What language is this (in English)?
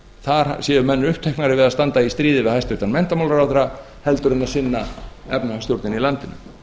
Icelandic